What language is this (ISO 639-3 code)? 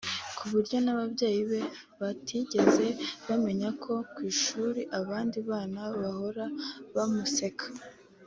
kin